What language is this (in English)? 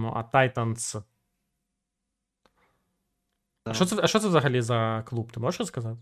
Ukrainian